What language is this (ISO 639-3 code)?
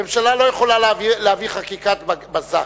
heb